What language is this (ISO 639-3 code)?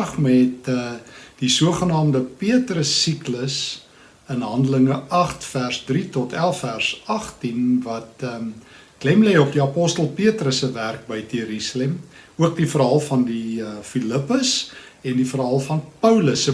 nld